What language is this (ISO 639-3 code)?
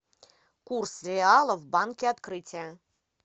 rus